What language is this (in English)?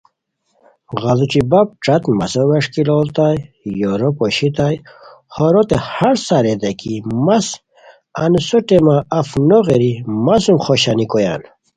Khowar